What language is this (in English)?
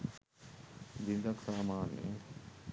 Sinhala